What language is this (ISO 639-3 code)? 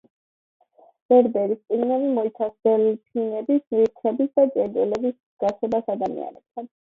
kat